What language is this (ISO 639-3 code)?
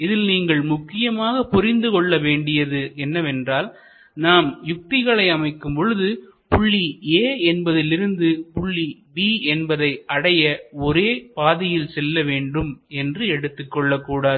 tam